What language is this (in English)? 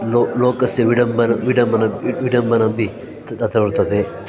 Sanskrit